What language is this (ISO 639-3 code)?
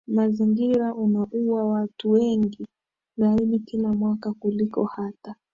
swa